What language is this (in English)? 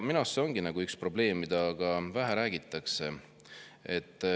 Estonian